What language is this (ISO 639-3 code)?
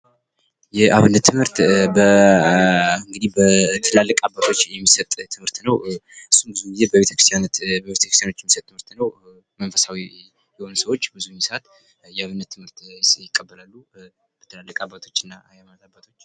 amh